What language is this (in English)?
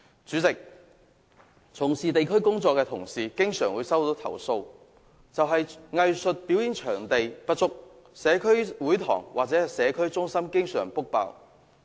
Cantonese